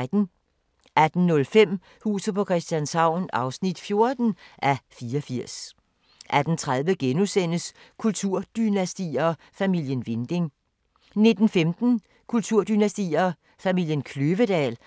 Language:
Danish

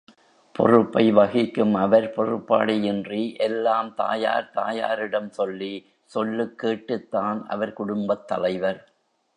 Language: Tamil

